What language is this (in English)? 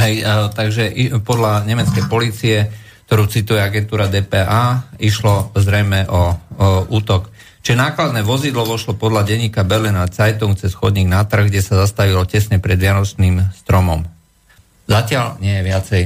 Slovak